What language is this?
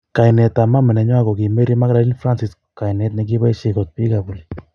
Kalenjin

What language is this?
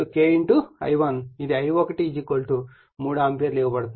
Telugu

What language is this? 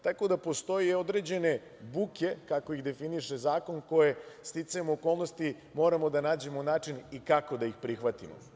Serbian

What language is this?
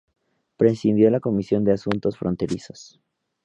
Spanish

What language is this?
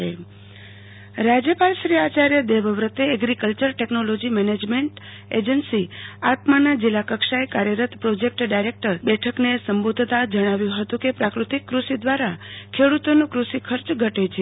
Gujarati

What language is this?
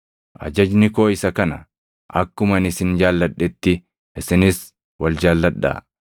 Oromo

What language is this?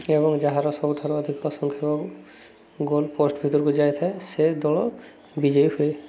Odia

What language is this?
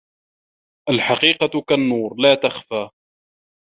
Arabic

